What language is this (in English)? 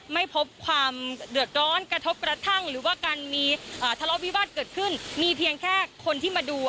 Thai